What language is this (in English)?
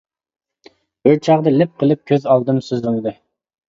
Uyghur